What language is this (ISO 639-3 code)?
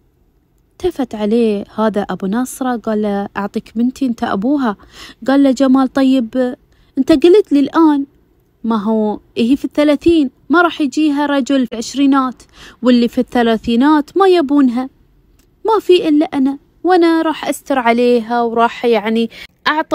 ara